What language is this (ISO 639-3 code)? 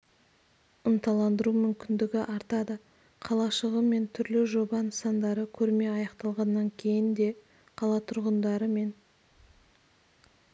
kaz